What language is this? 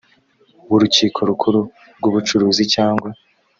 Kinyarwanda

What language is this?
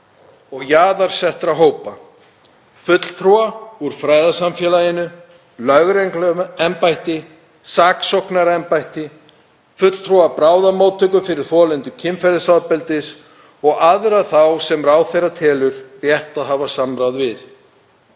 Icelandic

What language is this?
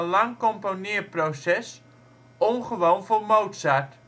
Dutch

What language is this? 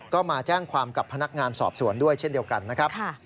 Thai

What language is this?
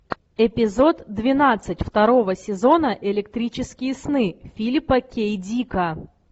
Russian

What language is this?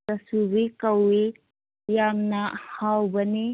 Manipuri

